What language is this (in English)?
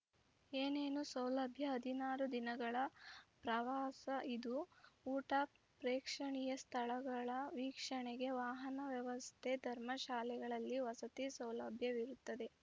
Kannada